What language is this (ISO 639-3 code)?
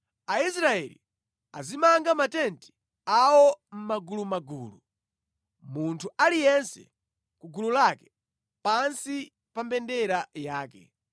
nya